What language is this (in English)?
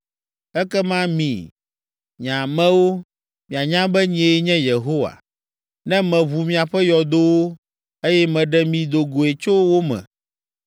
Ewe